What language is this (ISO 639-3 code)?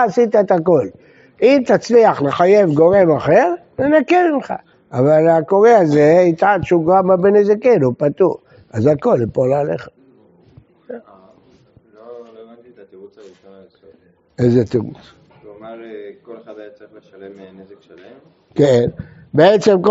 heb